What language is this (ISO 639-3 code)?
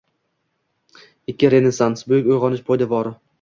uzb